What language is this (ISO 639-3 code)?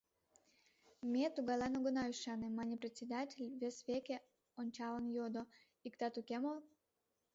chm